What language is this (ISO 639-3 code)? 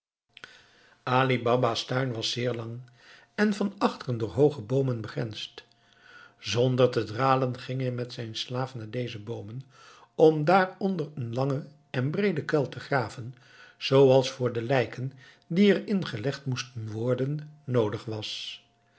nld